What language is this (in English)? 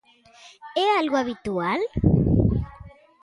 Galician